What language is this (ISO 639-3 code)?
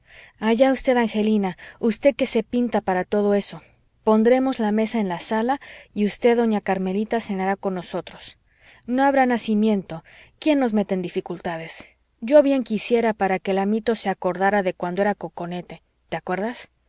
spa